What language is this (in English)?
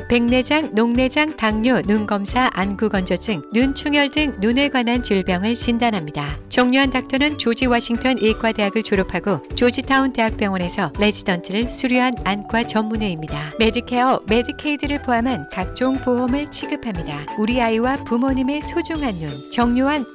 Korean